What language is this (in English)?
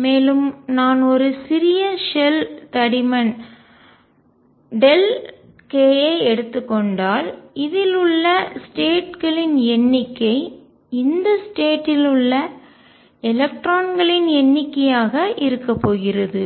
Tamil